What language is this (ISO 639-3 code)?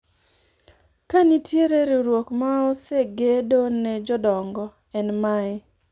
luo